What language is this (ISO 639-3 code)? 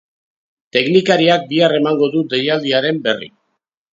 eus